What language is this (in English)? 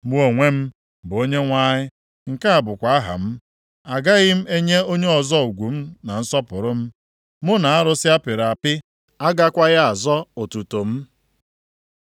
Igbo